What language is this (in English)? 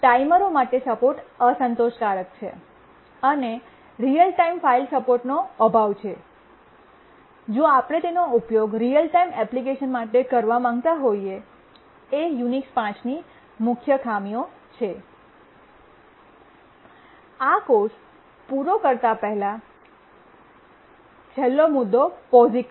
Gujarati